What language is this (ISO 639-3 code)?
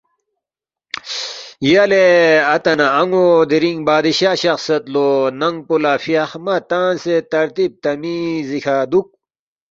bft